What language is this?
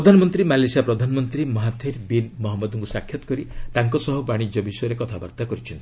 Odia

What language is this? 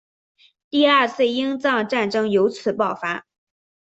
Chinese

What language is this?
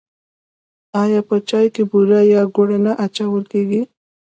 Pashto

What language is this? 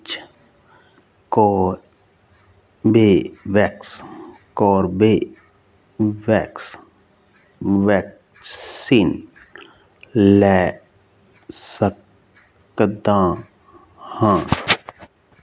Punjabi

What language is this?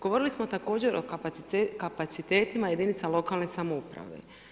Croatian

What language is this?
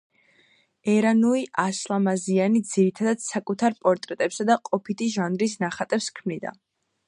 Georgian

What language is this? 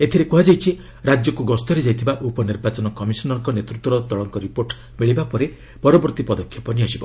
Odia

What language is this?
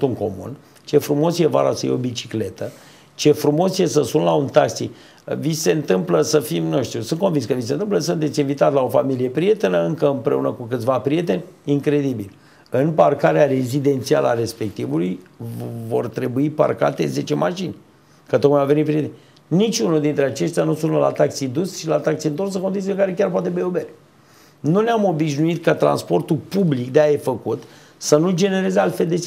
Romanian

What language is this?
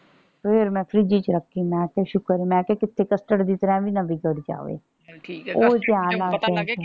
Punjabi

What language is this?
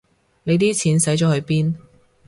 Cantonese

